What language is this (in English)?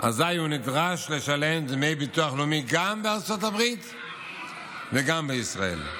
Hebrew